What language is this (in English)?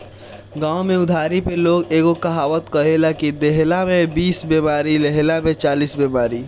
Bhojpuri